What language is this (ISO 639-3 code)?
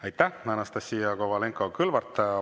est